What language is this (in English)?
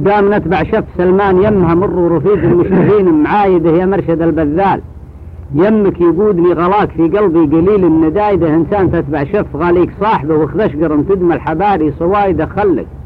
Arabic